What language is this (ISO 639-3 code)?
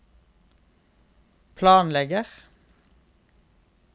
nor